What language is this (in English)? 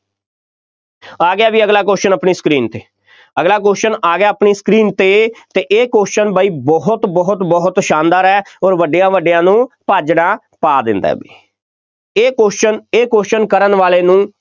Punjabi